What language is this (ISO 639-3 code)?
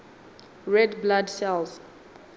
sot